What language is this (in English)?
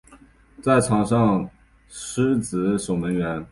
Chinese